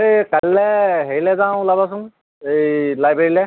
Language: Assamese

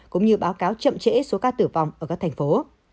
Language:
Vietnamese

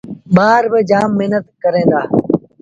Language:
Sindhi Bhil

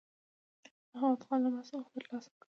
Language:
Pashto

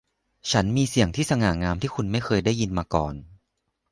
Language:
Thai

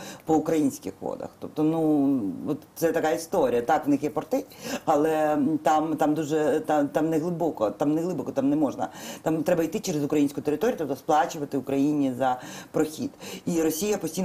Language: Ukrainian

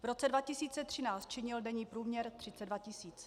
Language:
Czech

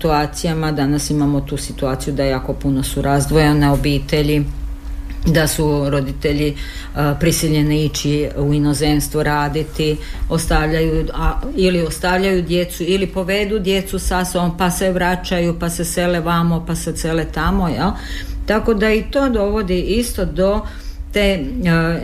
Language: Croatian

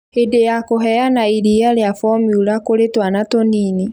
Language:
Kikuyu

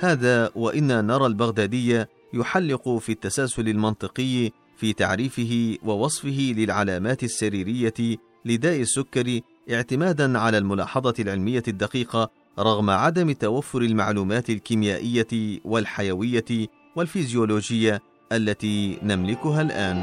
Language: Arabic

